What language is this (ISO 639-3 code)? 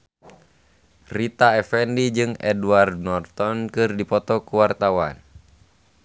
sun